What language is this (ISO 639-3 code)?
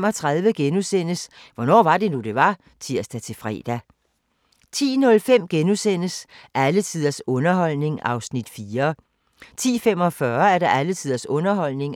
dan